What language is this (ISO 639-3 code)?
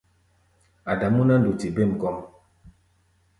gba